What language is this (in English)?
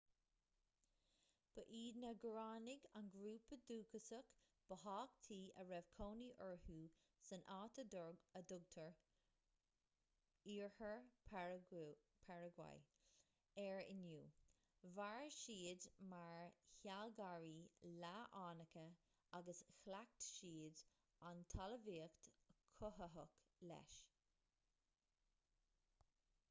Irish